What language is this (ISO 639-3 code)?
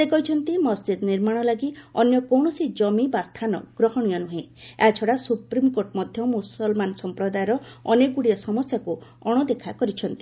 ori